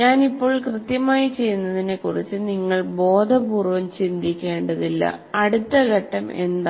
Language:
Malayalam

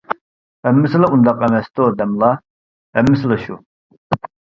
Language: Uyghur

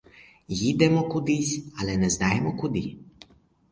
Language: Ukrainian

